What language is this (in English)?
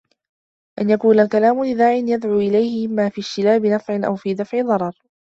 Arabic